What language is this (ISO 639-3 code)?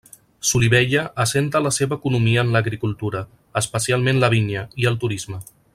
cat